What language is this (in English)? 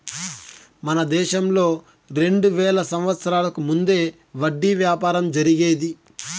Telugu